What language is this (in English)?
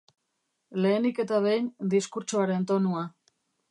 Basque